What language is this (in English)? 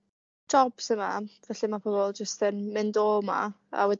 Welsh